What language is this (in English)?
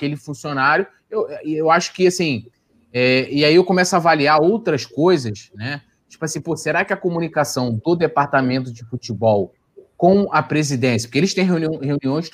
Portuguese